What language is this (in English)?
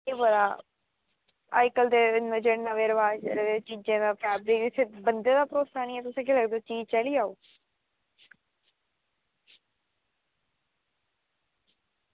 Dogri